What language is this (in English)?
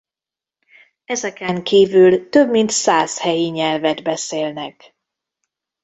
Hungarian